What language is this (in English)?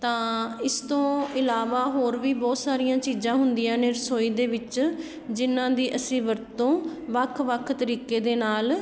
Punjabi